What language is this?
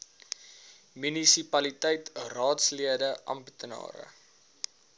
Afrikaans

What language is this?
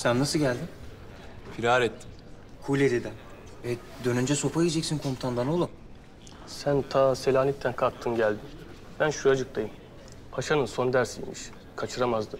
Turkish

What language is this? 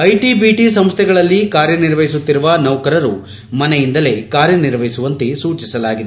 Kannada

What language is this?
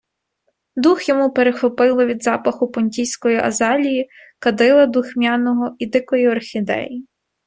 Ukrainian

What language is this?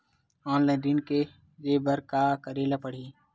Chhattisgarhi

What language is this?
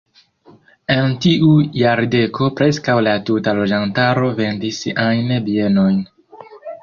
Esperanto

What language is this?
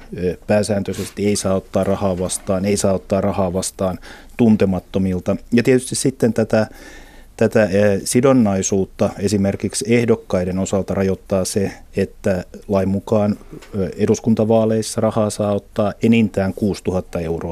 Finnish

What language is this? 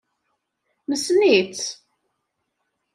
Kabyle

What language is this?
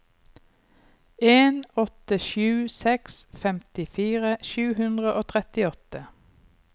Norwegian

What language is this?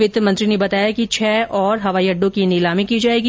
Hindi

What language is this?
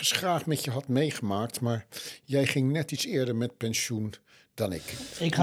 Dutch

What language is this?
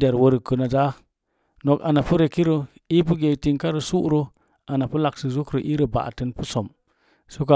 Mom Jango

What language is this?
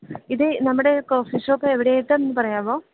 Malayalam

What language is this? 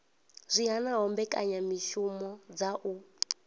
Venda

